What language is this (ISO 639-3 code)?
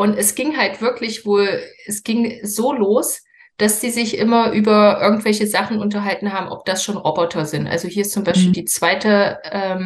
deu